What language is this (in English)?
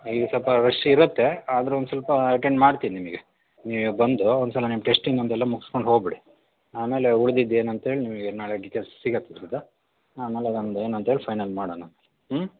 Kannada